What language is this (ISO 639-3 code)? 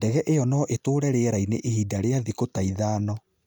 kik